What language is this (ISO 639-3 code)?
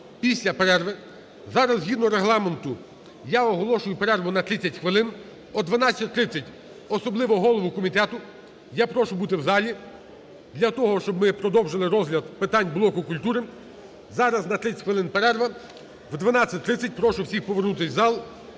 ukr